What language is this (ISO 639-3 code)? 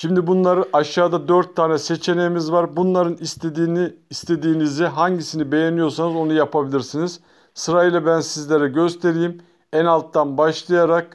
tur